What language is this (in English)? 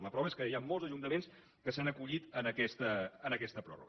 Catalan